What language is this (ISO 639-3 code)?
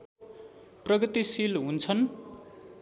nep